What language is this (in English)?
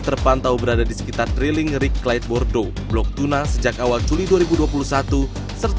Indonesian